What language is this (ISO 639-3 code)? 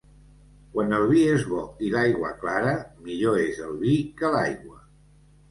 cat